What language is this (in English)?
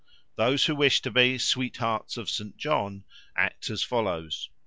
English